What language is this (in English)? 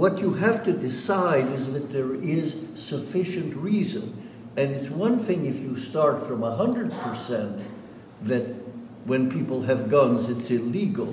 English